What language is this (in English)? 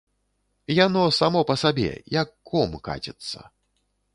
Belarusian